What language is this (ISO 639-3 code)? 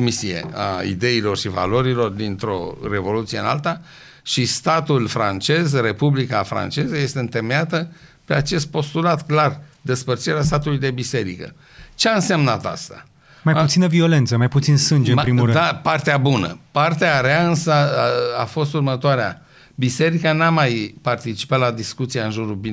ron